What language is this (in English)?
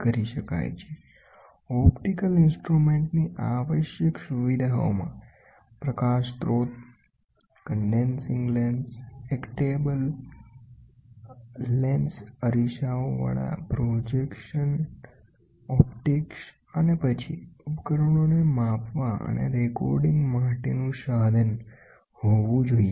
Gujarati